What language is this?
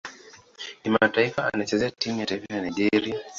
Swahili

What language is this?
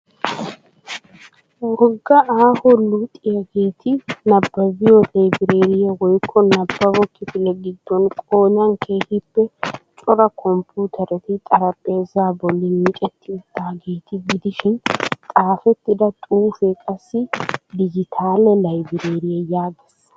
Wolaytta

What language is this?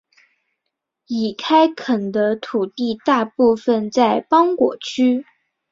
Chinese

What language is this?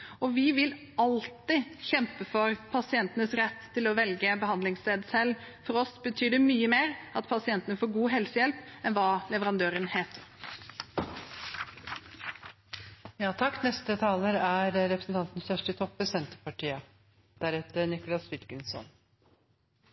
Norwegian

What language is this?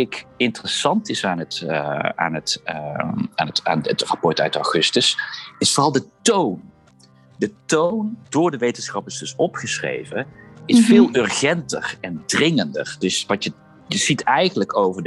Dutch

